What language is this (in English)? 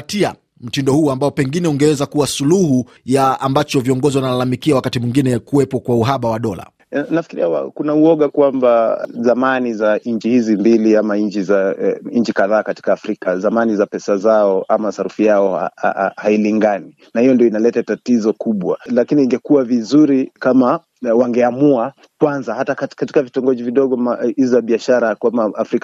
Swahili